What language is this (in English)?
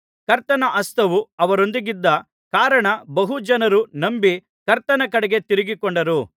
Kannada